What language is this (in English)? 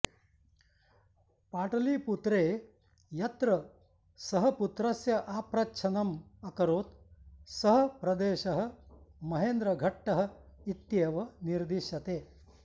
Sanskrit